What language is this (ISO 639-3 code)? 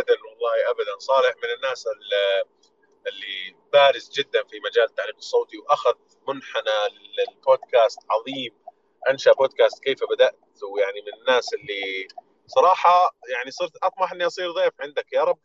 ara